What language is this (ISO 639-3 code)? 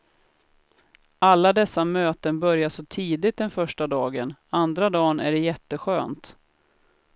swe